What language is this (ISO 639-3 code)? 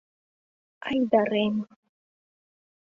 chm